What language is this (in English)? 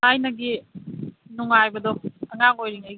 Manipuri